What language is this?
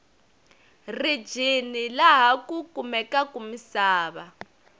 Tsonga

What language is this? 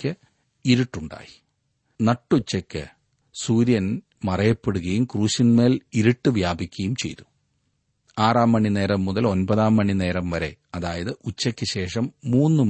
Malayalam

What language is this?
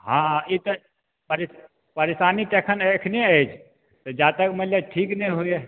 Maithili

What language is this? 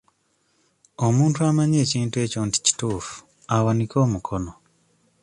Ganda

